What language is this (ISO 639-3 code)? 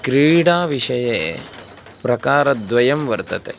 san